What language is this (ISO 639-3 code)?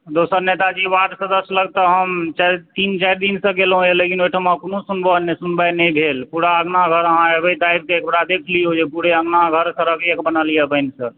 mai